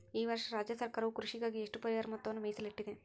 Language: Kannada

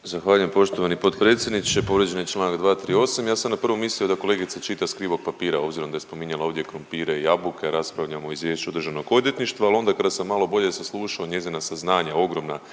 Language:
Croatian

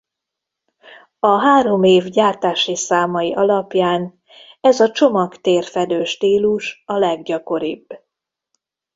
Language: Hungarian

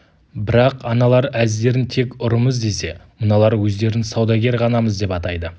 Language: Kazakh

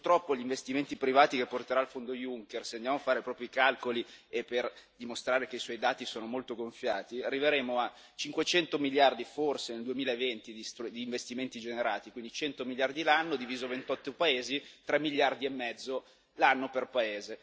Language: Italian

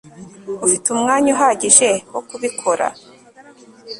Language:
Kinyarwanda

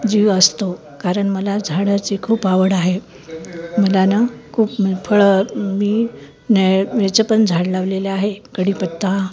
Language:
Marathi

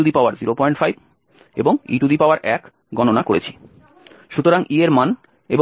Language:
Bangla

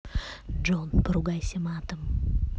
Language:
Russian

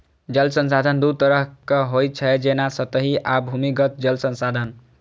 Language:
Maithili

